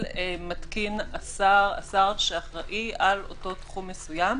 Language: Hebrew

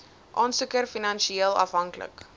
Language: Afrikaans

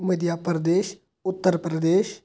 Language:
Kashmiri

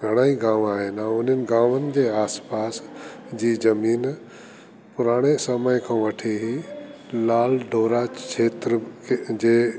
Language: Sindhi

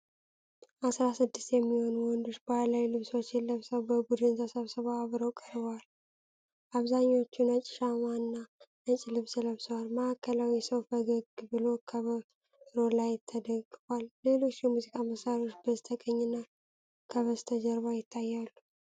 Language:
Amharic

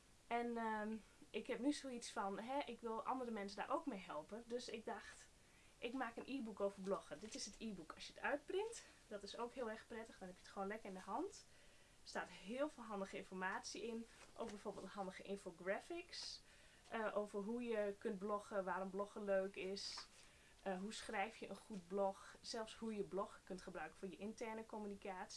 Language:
Dutch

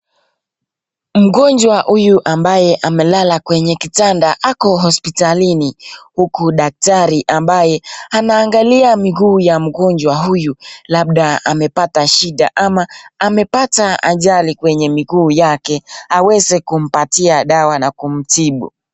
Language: Swahili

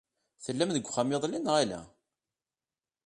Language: Kabyle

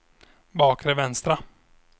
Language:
Swedish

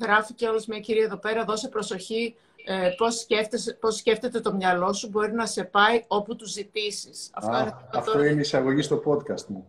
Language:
Greek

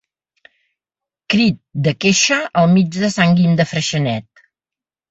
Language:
Catalan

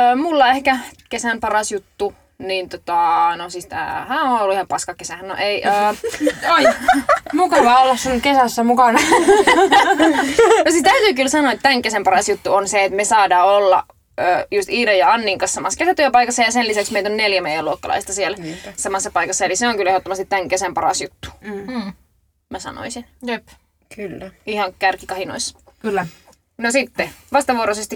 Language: Finnish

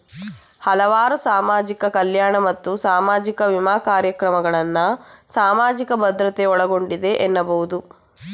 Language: Kannada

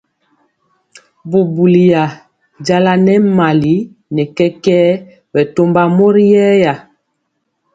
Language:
Mpiemo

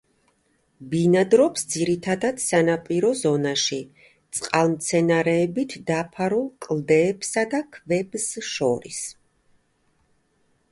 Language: Georgian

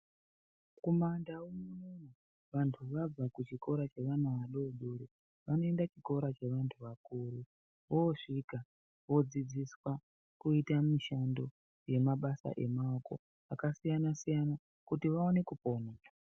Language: Ndau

